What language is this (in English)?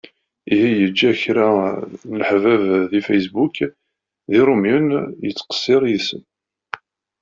Kabyle